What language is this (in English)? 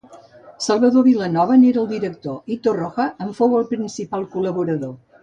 Catalan